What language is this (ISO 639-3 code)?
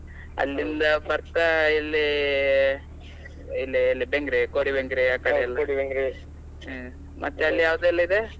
kan